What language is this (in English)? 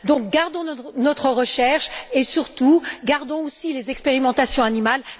French